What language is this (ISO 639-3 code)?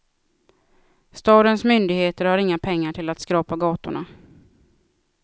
swe